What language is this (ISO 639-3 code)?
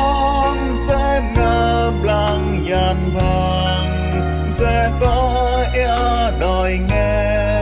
vie